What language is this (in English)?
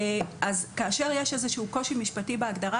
Hebrew